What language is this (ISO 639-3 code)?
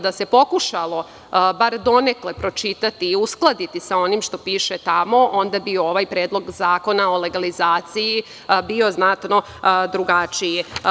srp